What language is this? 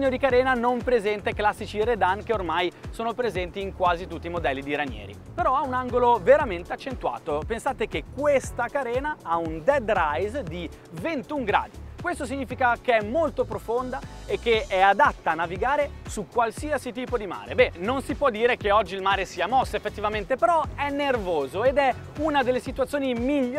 Italian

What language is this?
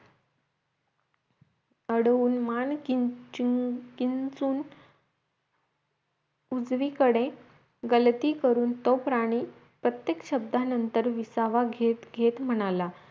Marathi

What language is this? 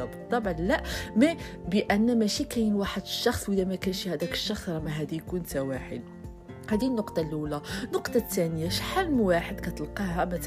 Arabic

